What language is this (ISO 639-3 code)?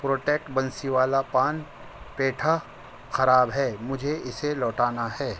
urd